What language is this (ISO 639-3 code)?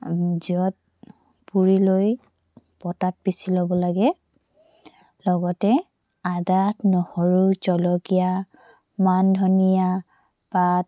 asm